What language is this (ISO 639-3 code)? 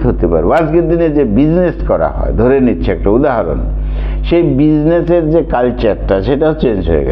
ben